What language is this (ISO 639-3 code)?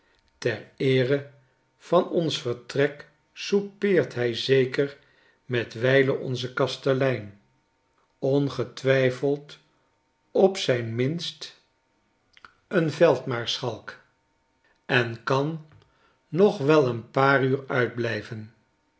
nld